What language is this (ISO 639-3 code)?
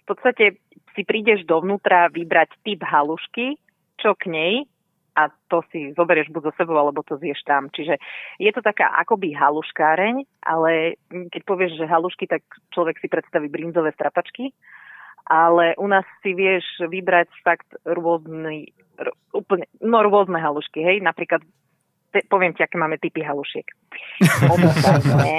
slk